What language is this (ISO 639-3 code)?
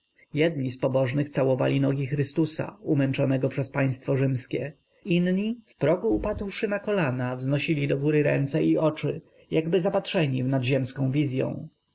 pol